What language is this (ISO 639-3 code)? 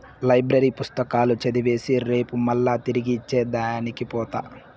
tel